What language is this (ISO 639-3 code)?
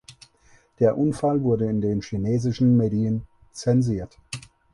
deu